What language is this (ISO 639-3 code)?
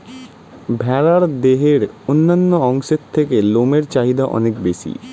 ben